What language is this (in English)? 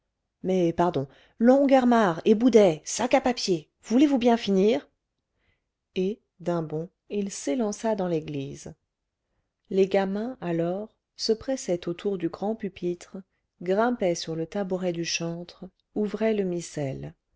French